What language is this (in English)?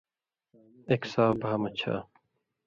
Indus Kohistani